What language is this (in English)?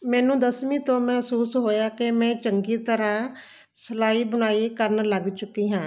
Punjabi